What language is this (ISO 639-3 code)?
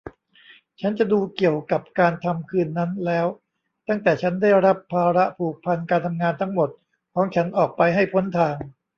tha